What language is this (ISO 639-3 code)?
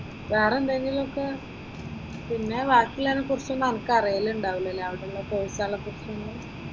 mal